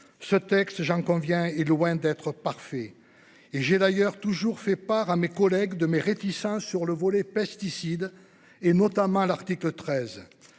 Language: French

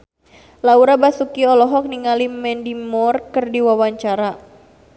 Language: Sundanese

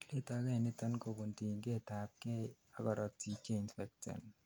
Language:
Kalenjin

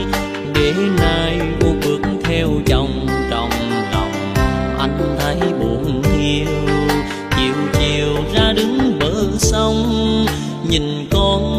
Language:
Vietnamese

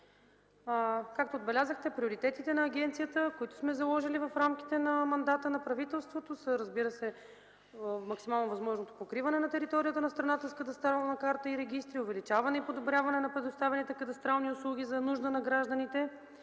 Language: Bulgarian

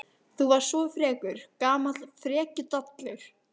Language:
Icelandic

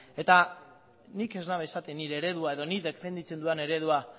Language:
Basque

